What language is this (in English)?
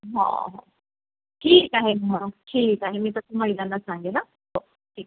Marathi